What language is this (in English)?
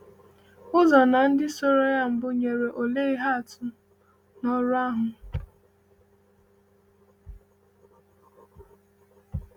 Igbo